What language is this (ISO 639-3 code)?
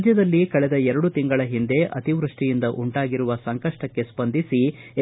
kan